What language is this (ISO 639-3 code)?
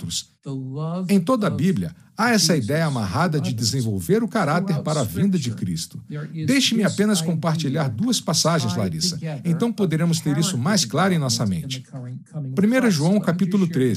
por